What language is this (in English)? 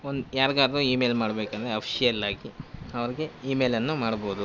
Kannada